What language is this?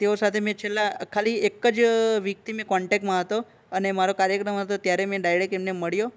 Gujarati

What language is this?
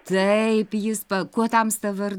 Lithuanian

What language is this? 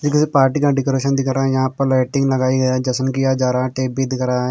Hindi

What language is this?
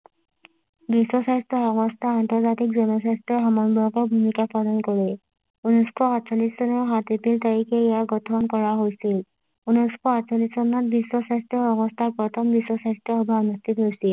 Assamese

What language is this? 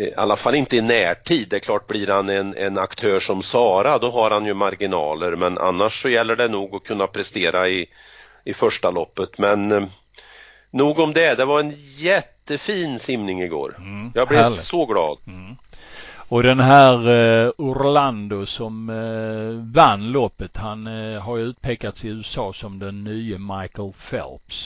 Swedish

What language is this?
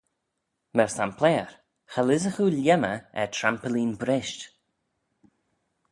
Manx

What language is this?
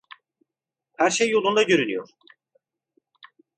Turkish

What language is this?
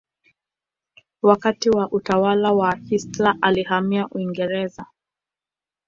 Swahili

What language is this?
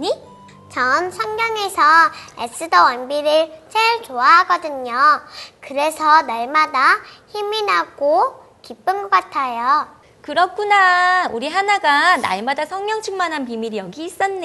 Korean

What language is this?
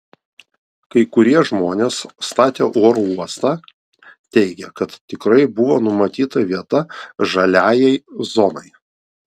Lithuanian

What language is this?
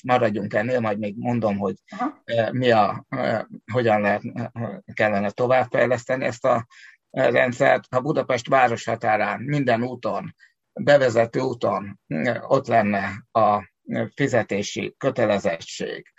Hungarian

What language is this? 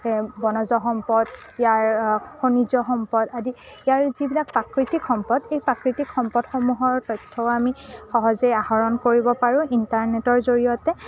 Assamese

